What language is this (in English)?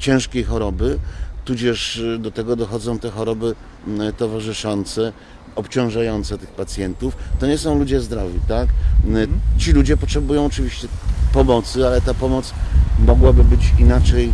Polish